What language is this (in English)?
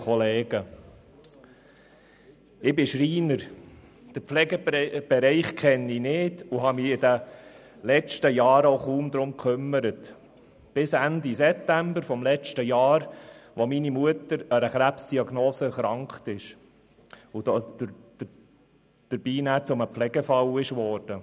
Swiss German